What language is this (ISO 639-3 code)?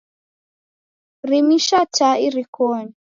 dav